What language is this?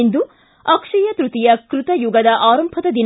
Kannada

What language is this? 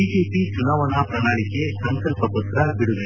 Kannada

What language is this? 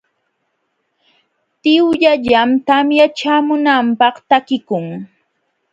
Jauja Wanca Quechua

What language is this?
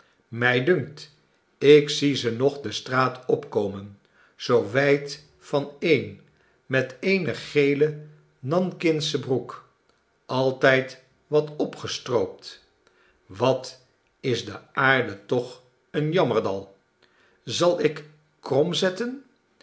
Dutch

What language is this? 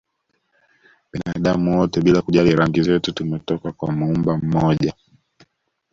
Swahili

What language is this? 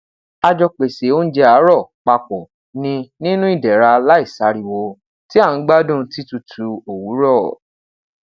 Yoruba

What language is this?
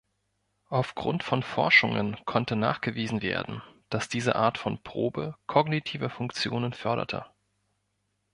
German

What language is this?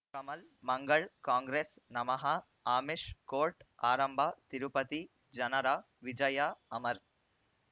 Kannada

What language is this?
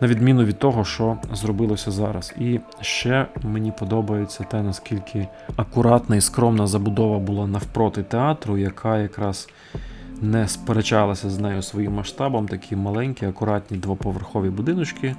Ukrainian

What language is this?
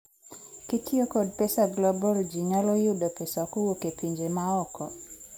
Luo (Kenya and Tanzania)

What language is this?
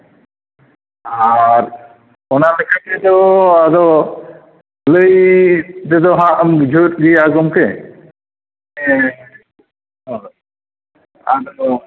Santali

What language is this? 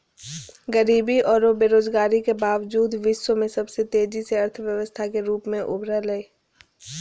Magahi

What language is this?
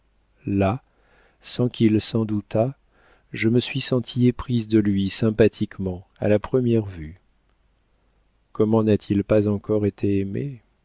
French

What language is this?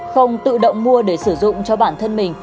Vietnamese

